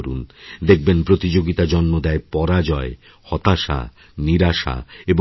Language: Bangla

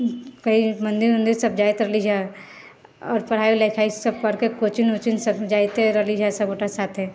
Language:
Maithili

